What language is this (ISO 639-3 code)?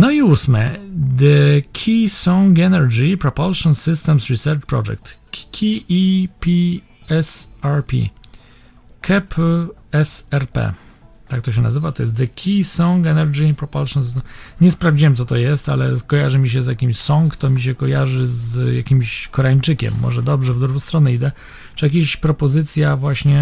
pol